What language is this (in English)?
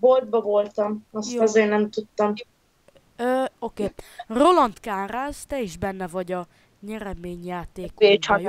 Hungarian